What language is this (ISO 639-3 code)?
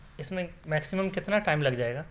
urd